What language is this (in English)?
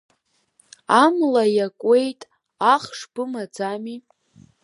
Abkhazian